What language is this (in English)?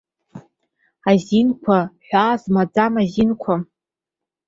Abkhazian